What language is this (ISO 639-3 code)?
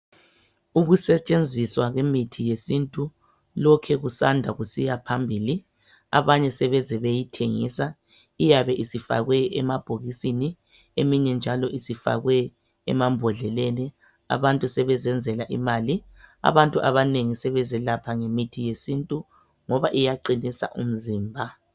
nde